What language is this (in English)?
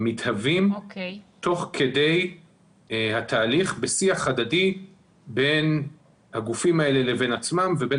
Hebrew